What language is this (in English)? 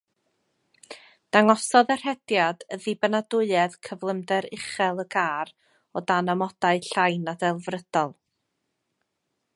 Welsh